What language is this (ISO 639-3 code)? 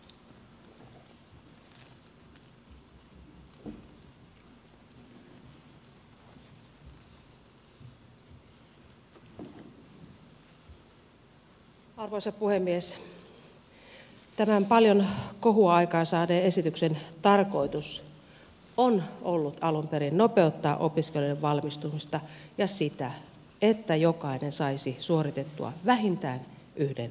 fin